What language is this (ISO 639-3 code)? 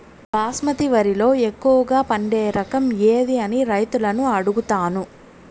tel